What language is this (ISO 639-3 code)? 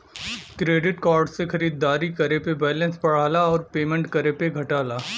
bho